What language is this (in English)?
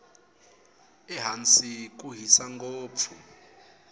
Tsonga